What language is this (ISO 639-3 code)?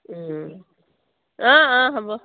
asm